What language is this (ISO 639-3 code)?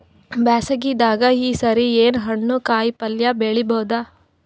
kan